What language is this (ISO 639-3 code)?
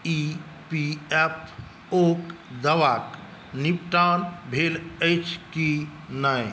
mai